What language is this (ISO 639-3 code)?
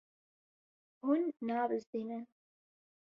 kur